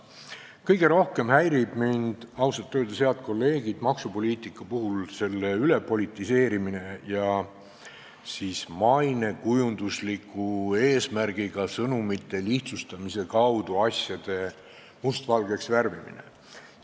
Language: Estonian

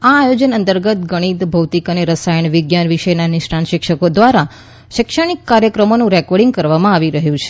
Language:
Gujarati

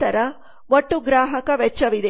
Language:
Kannada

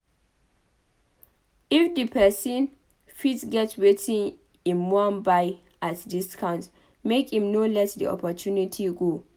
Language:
Nigerian Pidgin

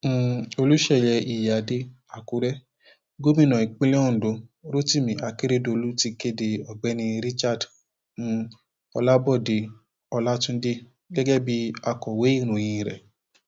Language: Yoruba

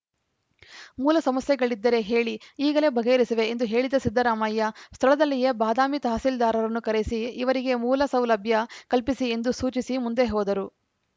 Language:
Kannada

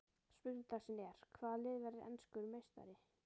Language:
Icelandic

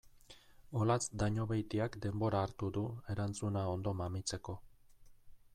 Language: Basque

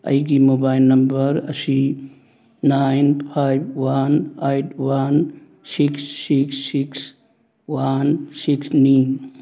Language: Manipuri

